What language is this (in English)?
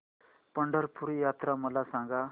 Marathi